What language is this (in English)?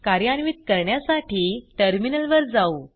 Marathi